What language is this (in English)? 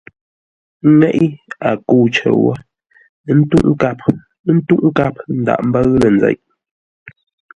Ngombale